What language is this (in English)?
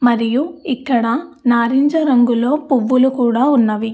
Telugu